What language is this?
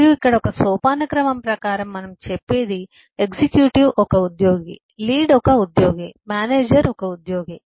Telugu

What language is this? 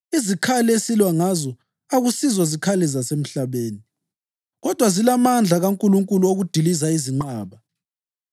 North Ndebele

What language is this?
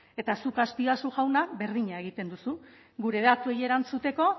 Basque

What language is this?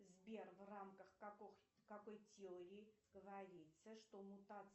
Russian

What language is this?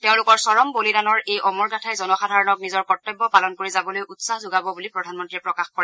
Assamese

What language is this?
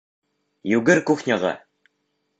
Bashkir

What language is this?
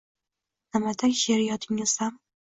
Uzbek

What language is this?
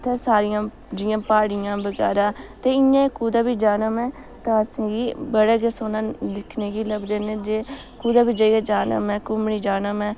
Dogri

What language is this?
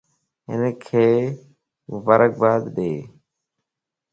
Lasi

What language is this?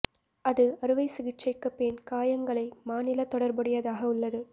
Tamil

